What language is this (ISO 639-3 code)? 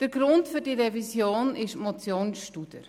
gsw